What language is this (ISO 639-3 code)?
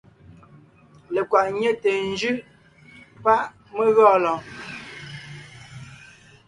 nnh